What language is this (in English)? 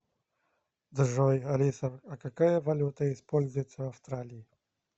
Russian